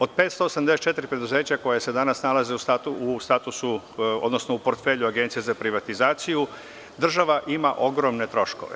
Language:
Serbian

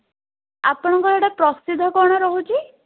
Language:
Odia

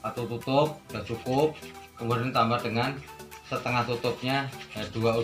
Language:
Indonesian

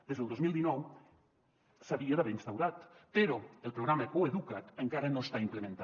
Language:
Catalan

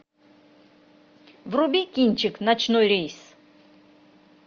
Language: Russian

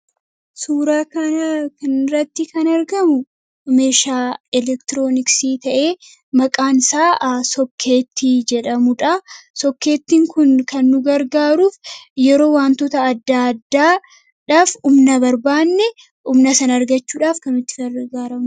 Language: Oromo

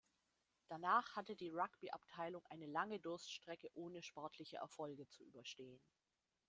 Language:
German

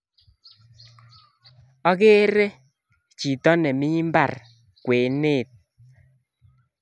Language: Kalenjin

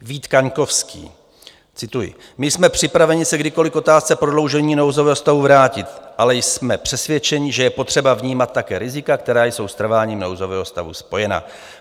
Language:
Czech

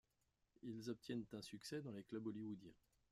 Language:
French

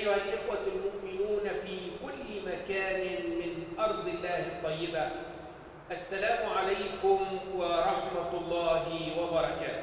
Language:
Arabic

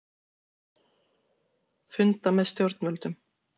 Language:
Icelandic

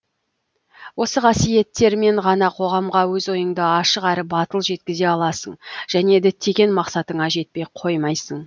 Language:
Kazakh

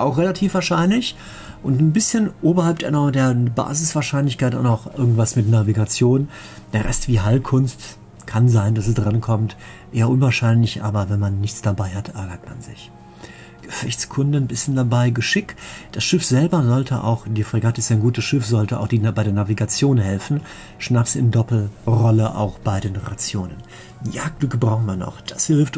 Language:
German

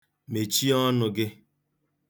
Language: Igbo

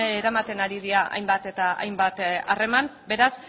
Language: Basque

